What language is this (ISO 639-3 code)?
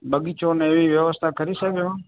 guj